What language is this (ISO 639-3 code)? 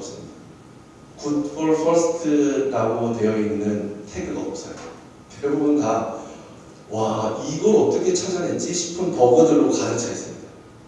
kor